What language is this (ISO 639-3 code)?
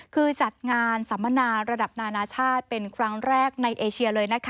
tha